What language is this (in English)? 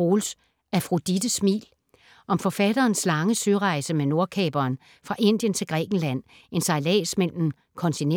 Danish